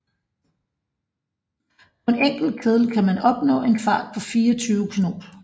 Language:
Danish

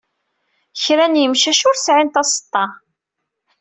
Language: Kabyle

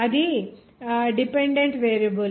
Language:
Telugu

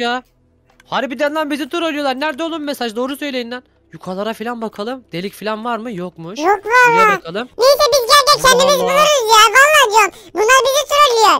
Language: Turkish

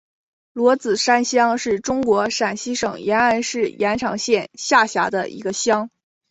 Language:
Chinese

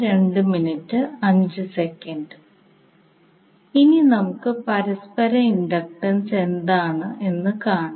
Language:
Malayalam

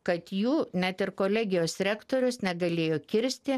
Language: Lithuanian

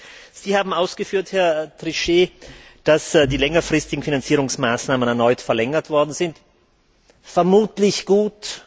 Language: German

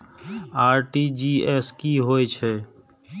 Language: Maithili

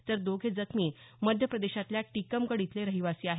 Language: Marathi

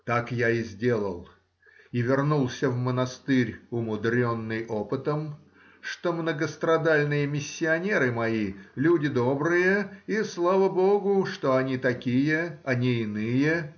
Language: Russian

